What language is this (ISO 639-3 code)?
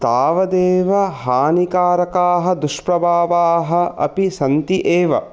san